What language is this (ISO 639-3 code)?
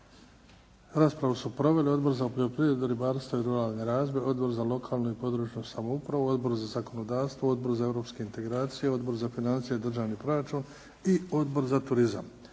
hrv